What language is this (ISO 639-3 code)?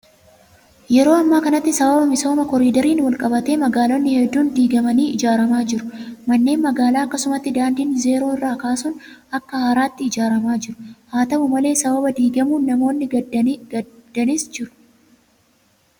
orm